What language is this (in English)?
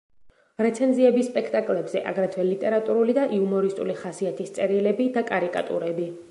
Georgian